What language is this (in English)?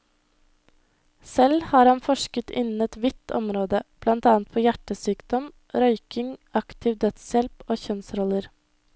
Norwegian